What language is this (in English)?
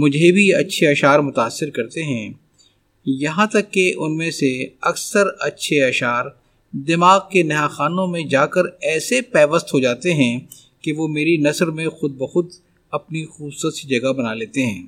Urdu